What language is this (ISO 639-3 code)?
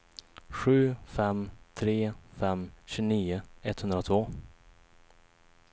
swe